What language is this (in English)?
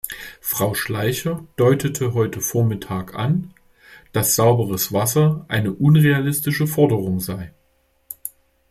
German